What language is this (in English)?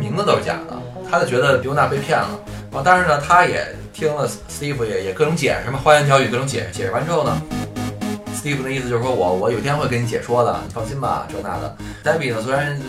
Chinese